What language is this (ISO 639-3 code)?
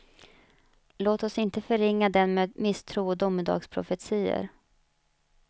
swe